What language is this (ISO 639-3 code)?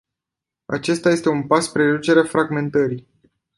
ron